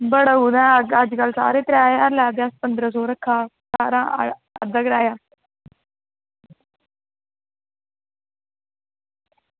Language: Dogri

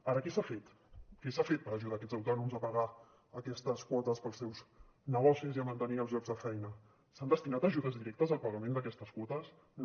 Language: Catalan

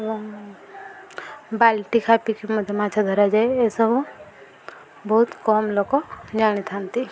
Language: Odia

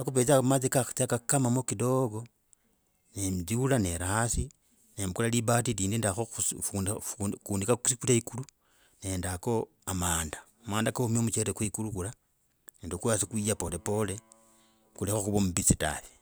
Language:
Logooli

